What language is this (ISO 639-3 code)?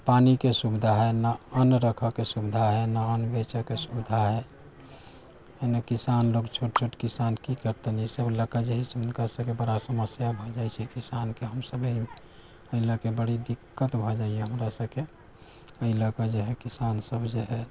mai